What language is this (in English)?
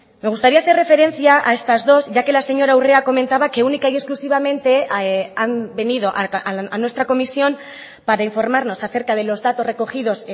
Spanish